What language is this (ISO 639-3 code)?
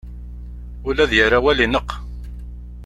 kab